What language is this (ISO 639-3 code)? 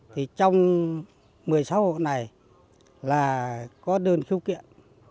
vie